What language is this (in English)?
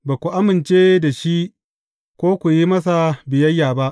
Hausa